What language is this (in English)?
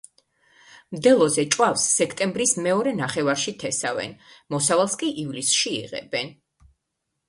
Georgian